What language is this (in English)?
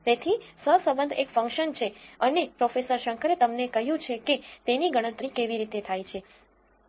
Gujarati